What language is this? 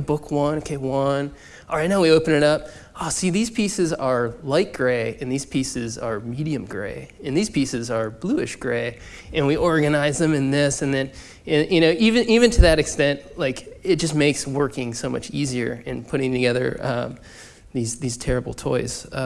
English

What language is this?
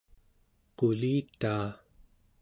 Central Yupik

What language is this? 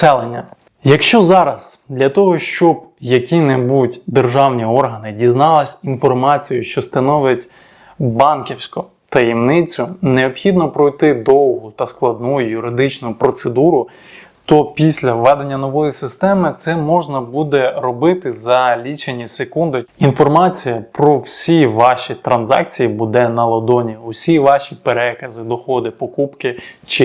Ukrainian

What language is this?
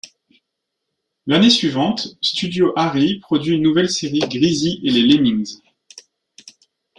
French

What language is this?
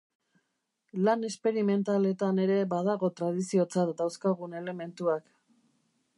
Basque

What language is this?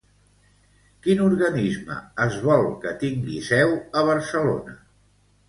Catalan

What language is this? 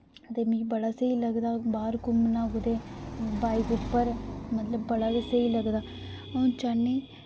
Dogri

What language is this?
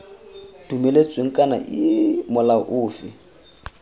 Tswana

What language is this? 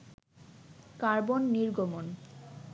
Bangla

